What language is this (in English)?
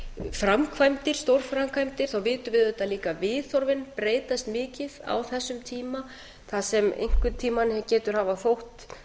Icelandic